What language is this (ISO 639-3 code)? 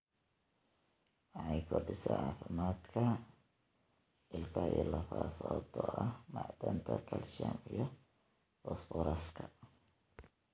som